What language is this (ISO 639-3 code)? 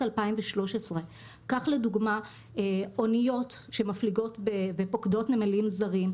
heb